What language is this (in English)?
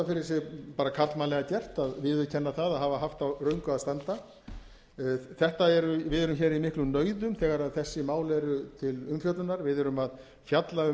Icelandic